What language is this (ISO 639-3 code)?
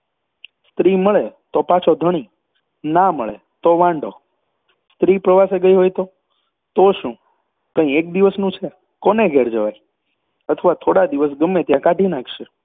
guj